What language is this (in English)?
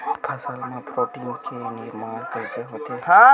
Chhattisgarhi